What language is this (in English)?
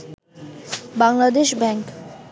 Bangla